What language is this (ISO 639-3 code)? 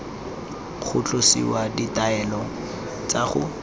tsn